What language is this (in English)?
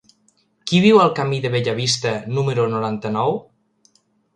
Catalan